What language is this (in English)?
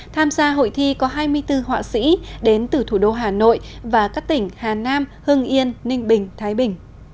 Vietnamese